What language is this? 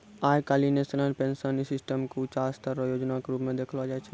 Maithili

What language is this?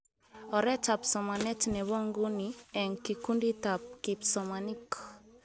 Kalenjin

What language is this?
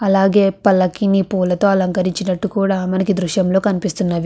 Telugu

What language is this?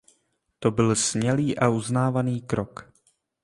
Czech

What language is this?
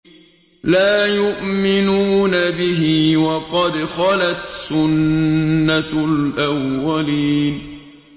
Arabic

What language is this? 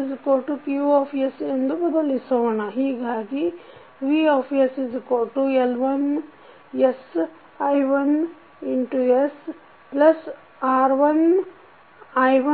Kannada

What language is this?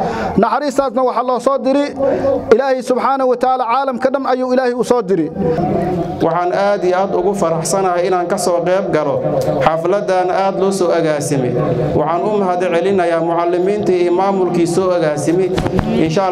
Arabic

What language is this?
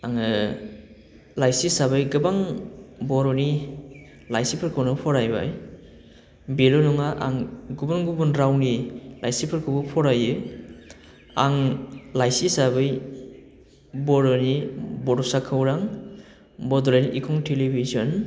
Bodo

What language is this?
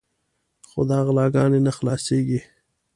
Pashto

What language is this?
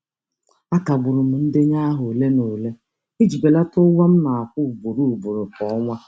Igbo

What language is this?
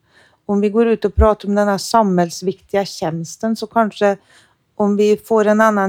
Swedish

